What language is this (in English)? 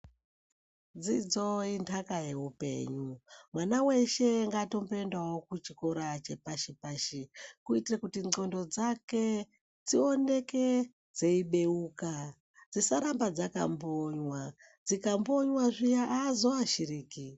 Ndau